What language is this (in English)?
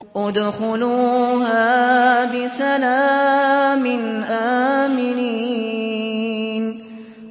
Arabic